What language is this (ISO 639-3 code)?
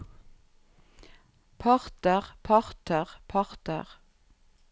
nor